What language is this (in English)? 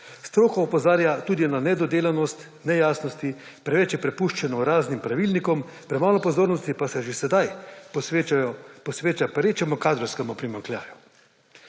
Slovenian